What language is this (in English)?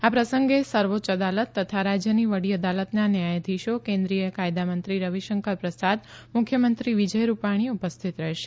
Gujarati